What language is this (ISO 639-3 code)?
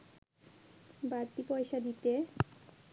ben